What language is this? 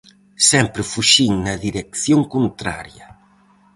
Galician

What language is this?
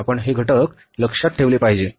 Marathi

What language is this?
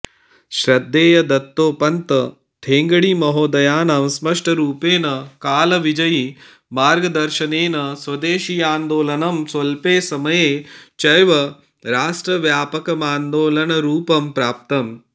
Sanskrit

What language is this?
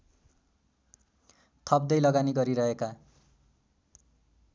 Nepali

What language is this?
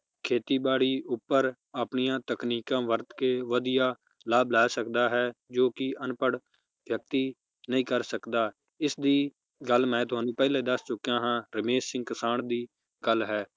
Punjabi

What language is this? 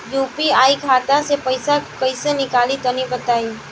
Bhojpuri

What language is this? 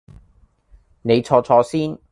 Cantonese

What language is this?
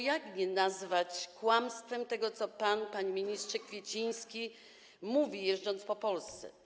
Polish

